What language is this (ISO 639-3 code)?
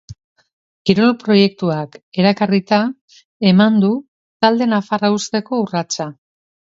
eus